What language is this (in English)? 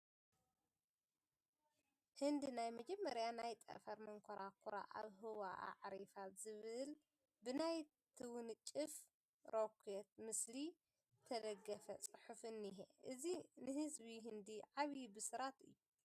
Tigrinya